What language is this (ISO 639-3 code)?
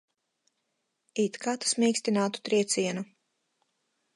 lav